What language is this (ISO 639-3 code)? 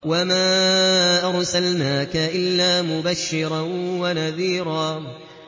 ara